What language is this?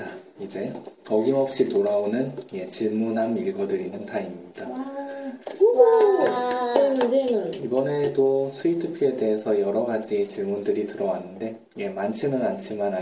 Korean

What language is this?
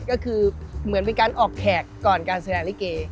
Thai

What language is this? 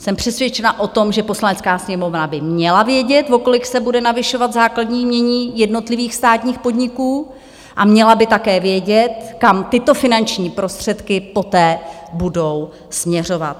Czech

